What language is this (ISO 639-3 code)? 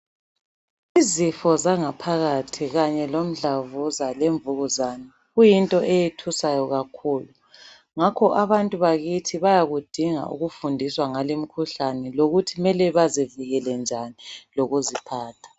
nde